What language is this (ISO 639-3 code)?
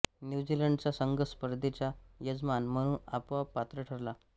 mar